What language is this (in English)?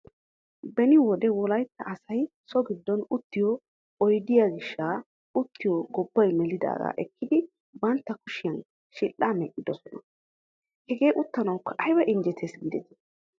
Wolaytta